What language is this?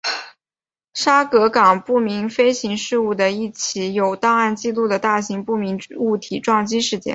Chinese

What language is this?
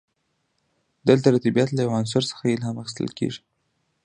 Pashto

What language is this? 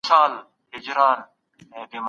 Pashto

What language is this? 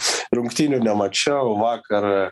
Lithuanian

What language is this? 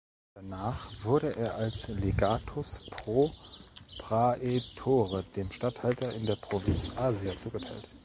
German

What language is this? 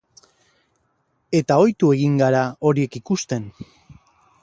Basque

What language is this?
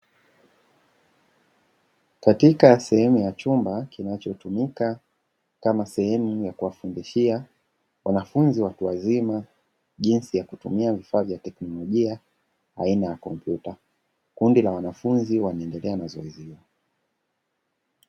Swahili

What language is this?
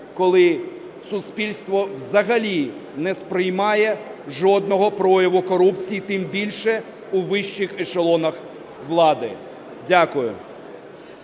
Ukrainian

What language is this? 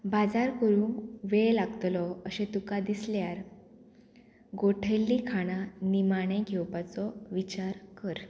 Konkani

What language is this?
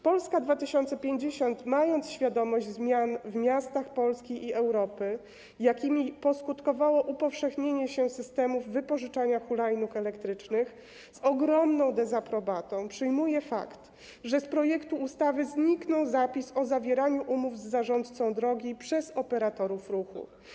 Polish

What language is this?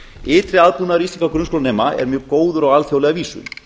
Icelandic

